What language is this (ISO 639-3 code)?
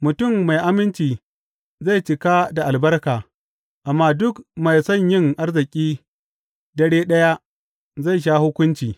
hau